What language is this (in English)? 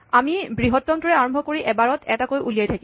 Assamese